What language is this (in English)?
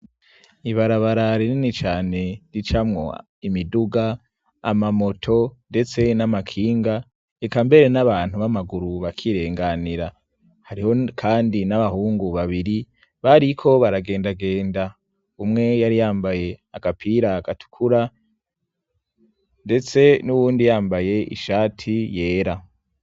Rundi